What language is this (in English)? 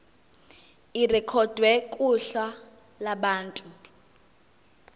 Zulu